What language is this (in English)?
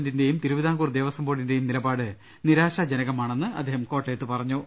Malayalam